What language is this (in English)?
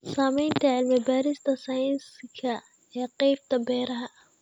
Somali